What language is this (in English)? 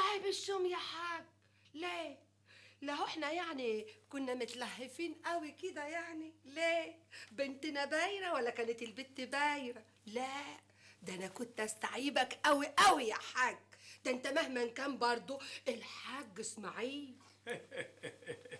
Arabic